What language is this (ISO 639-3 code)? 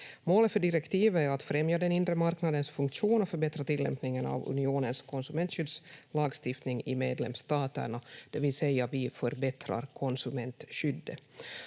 fin